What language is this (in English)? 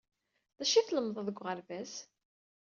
Kabyle